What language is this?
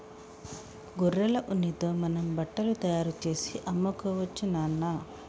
Telugu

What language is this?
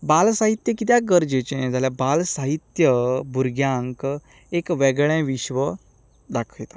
Konkani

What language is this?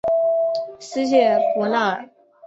Chinese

